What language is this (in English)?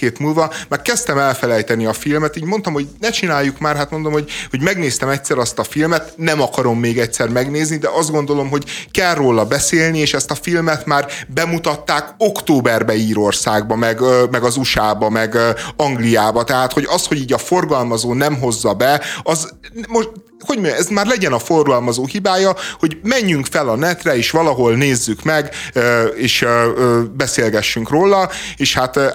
Hungarian